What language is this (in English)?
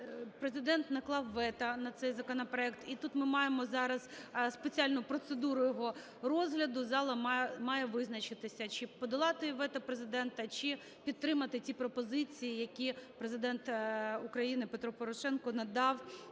Ukrainian